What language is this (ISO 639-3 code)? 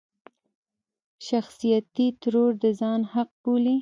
pus